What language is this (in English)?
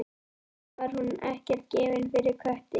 Icelandic